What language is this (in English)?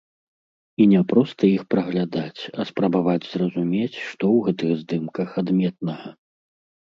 Belarusian